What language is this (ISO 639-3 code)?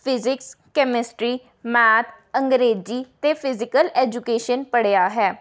pan